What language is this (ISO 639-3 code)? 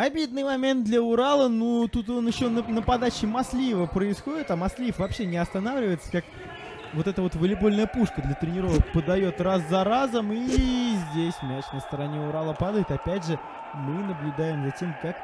rus